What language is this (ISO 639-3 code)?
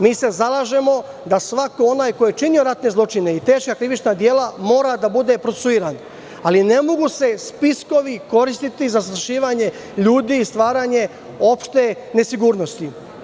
srp